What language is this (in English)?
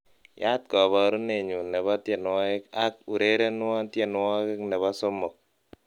Kalenjin